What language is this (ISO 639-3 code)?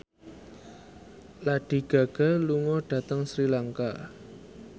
jav